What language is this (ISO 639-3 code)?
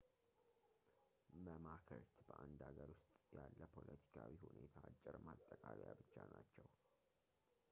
amh